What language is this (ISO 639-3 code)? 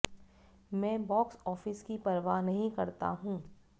hin